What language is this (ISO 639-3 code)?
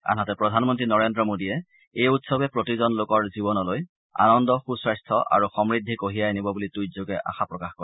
asm